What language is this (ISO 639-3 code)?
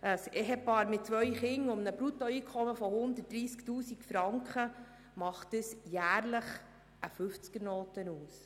gsw